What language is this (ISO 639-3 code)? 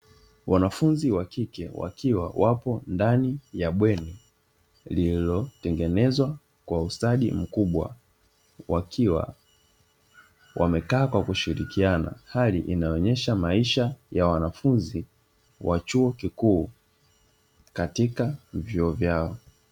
swa